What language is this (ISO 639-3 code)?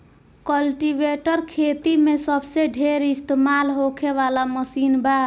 bho